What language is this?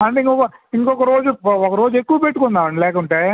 Telugu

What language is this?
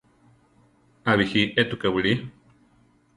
Central Tarahumara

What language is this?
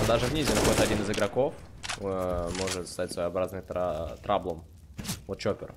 Russian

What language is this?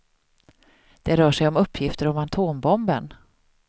Swedish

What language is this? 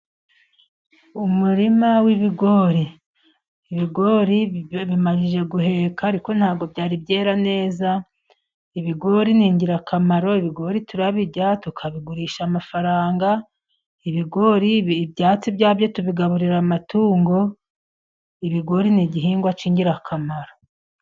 Kinyarwanda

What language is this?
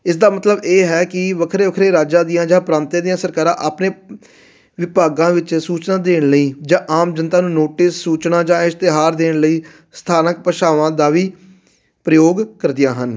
Punjabi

